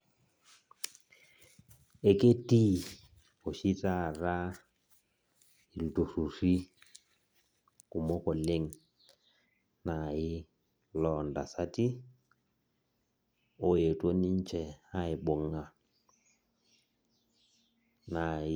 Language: Masai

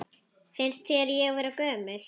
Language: Icelandic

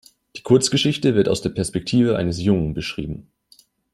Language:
German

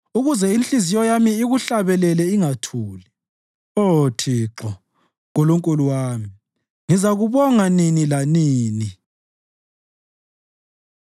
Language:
North Ndebele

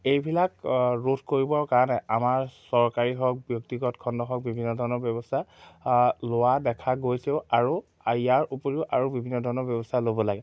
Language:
Assamese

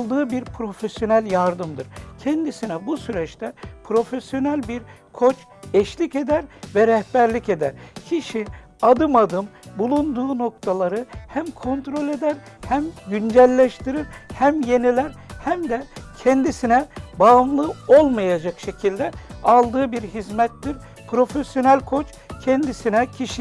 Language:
Turkish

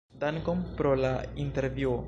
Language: Esperanto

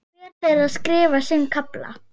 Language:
Icelandic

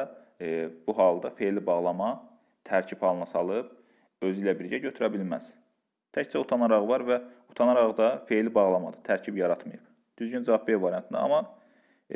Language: Turkish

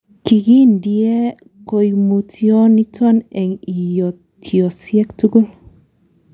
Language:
Kalenjin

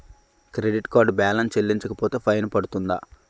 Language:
Telugu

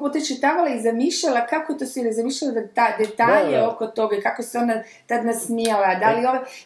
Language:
Croatian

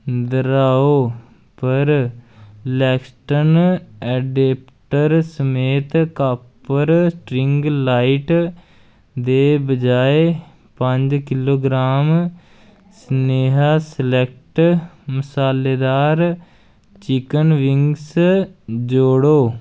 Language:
Dogri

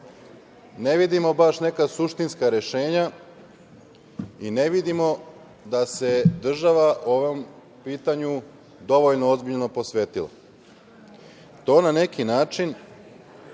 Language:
Serbian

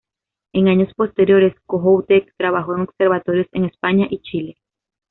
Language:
Spanish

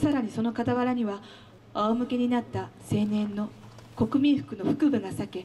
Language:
Japanese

